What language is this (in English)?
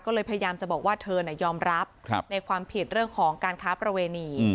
Thai